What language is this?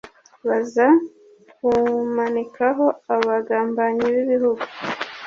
Kinyarwanda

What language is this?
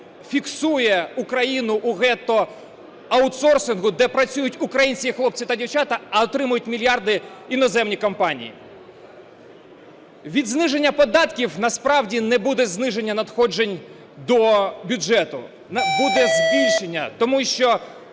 Ukrainian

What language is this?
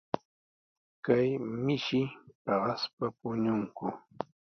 Sihuas Ancash Quechua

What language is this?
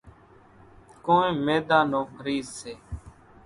Kachi Koli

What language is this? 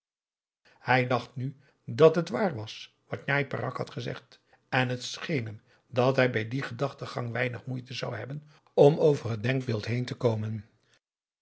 Dutch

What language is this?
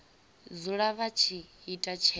Venda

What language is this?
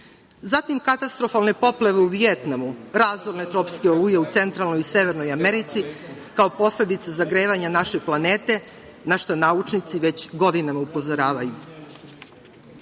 Serbian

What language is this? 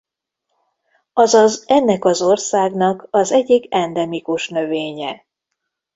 Hungarian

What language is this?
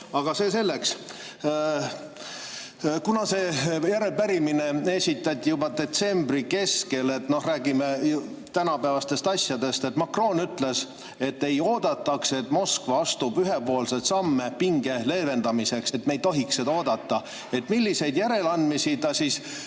Estonian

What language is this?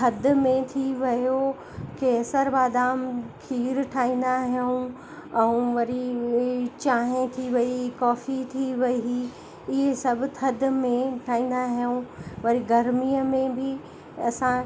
Sindhi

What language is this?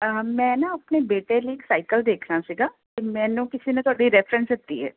Punjabi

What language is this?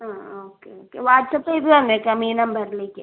Malayalam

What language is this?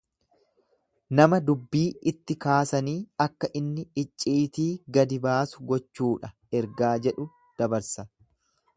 Oromo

